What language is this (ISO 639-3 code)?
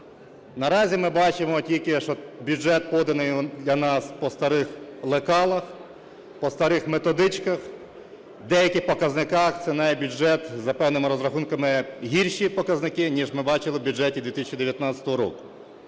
ukr